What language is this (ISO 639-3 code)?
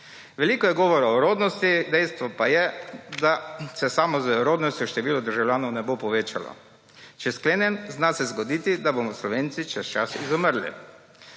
slv